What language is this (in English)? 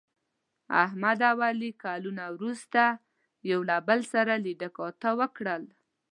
Pashto